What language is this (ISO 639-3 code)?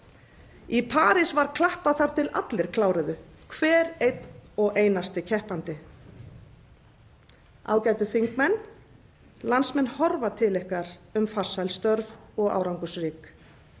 isl